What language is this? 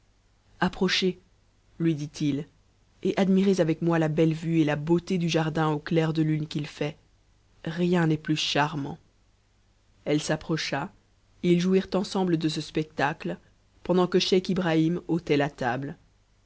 French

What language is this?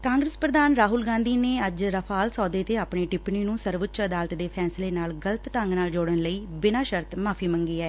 Punjabi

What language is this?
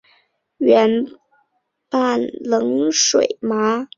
Chinese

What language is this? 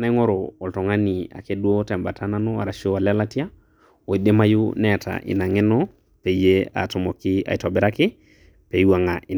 Masai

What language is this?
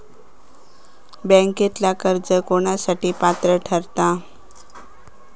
Marathi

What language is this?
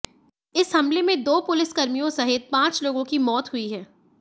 Hindi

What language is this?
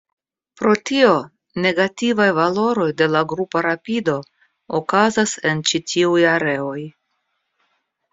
Esperanto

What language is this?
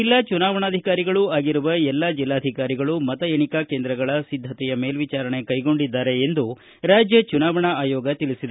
Kannada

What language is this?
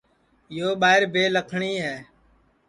Sansi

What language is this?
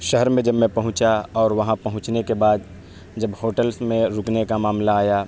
Urdu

